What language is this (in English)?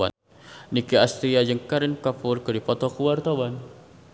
Sundanese